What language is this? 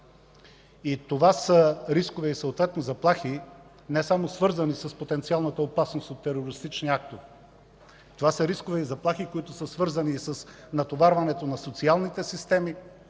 Bulgarian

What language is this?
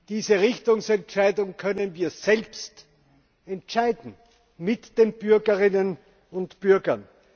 German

